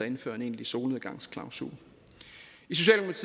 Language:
Danish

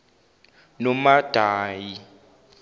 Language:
Zulu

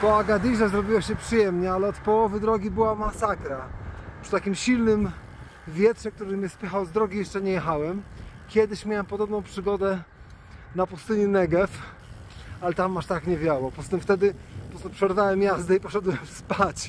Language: Polish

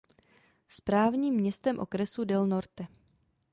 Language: Czech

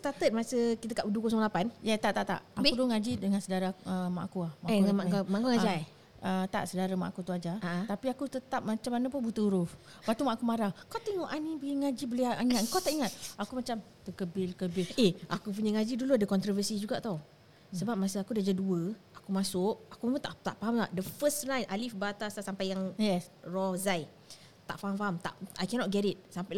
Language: Malay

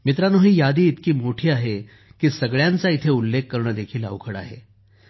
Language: Marathi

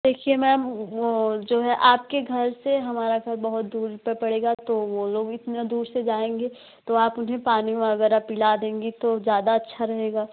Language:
Hindi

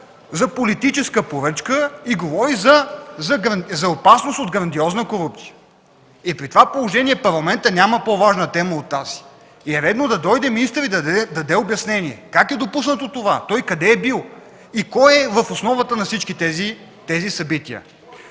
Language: Bulgarian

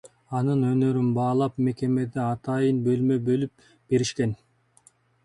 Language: Kyrgyz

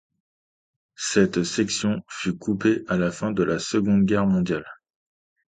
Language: French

